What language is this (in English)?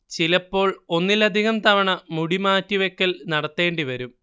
Malayalam